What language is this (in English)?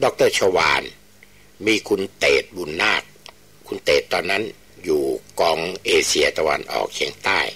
Thai